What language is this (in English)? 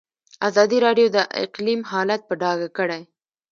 Pashto